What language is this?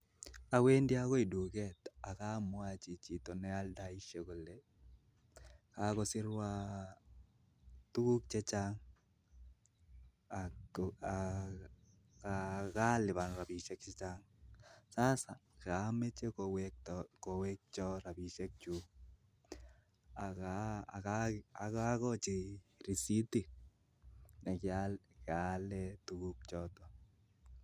Kalenjin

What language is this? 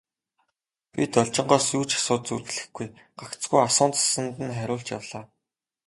Mongolian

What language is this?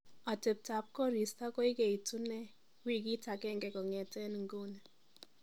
Kalenjin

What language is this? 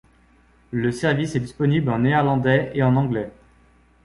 French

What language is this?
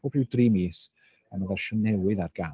Welsh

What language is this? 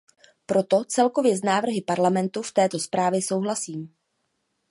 Czech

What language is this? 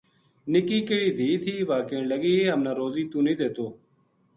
Gujari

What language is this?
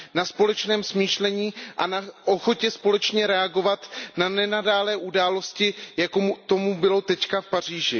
Czech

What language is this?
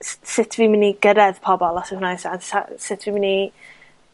Welsh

